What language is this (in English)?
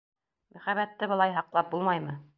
Bashkir